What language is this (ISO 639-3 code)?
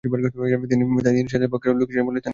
ben